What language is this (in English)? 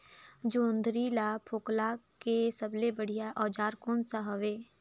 Chhattisgarhi